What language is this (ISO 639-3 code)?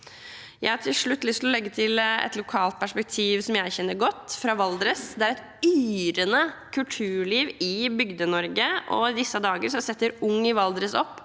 nor